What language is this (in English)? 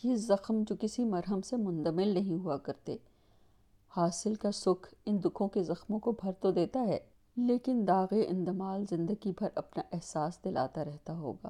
Urdu